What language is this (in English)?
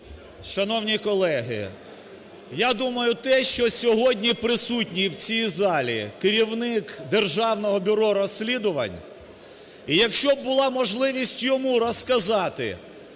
Ukrainian